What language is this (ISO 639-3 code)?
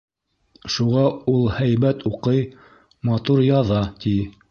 bak